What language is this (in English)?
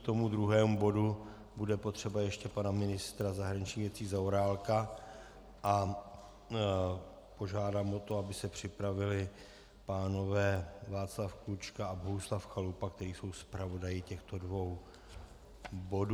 Czech